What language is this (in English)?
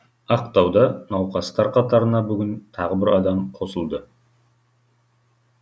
Kazakh